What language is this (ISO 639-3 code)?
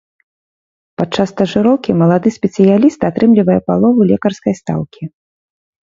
bel